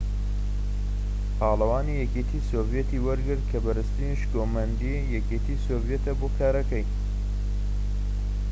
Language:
Central Kurdish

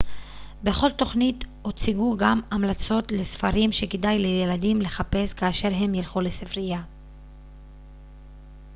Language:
Hebrew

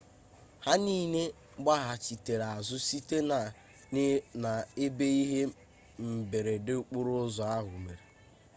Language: Igbo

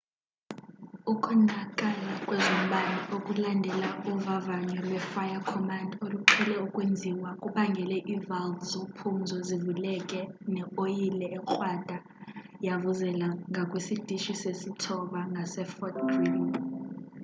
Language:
Xhosa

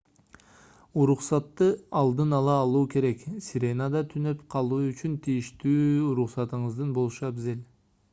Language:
Kyrgyz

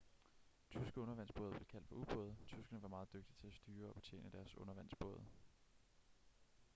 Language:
Danish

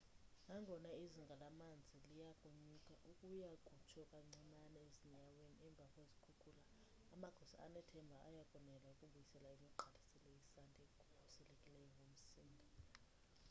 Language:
Xhosa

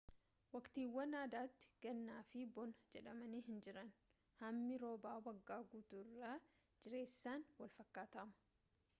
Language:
Oromo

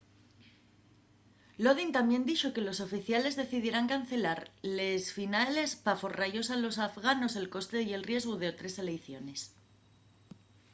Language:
Asturian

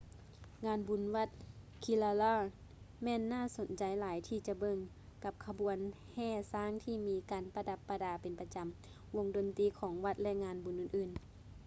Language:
Lao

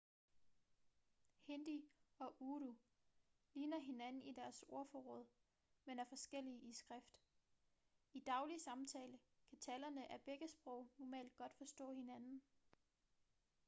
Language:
Danish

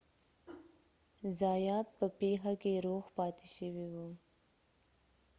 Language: Pashto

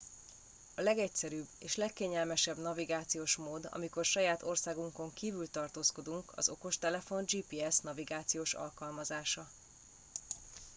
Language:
Hungarian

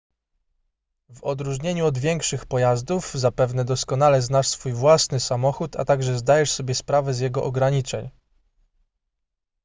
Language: Polish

